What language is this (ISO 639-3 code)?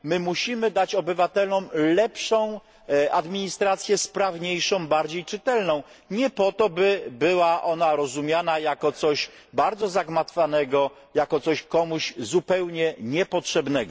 pol